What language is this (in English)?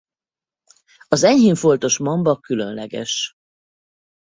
Hungarian